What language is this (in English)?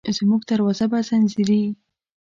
Pashto